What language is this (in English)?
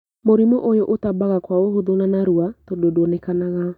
Kikuyu